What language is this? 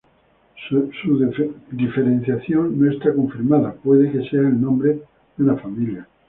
Spanish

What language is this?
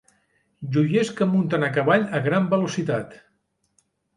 Catalan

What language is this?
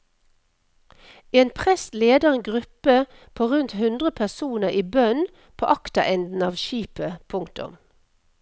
Norwegian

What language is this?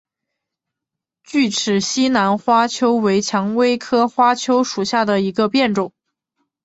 Chinese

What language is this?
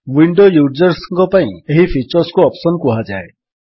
Odia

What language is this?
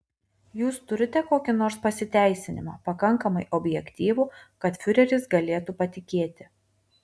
Lithuanian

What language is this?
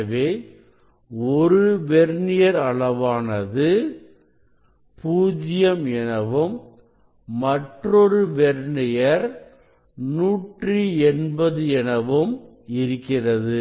Tamil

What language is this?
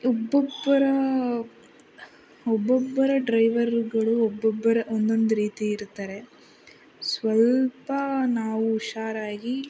Kannada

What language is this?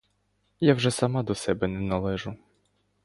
Ukrainian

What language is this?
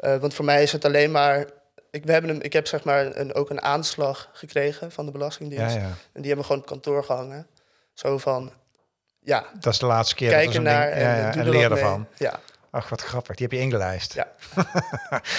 Dutch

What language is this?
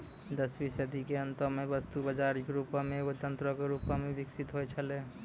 Maithili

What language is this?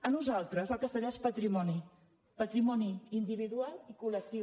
Catalan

